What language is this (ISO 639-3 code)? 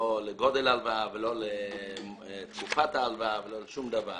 heb